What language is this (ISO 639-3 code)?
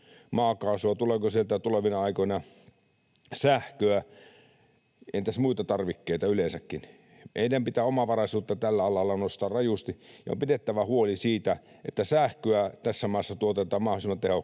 fin